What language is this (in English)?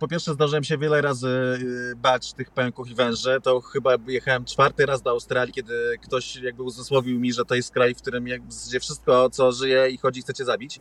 Polish